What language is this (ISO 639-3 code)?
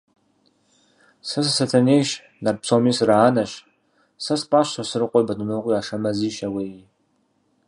kbd